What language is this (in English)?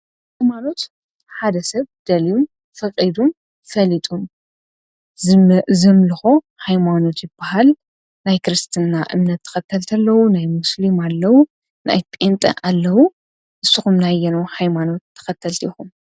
Tigrinya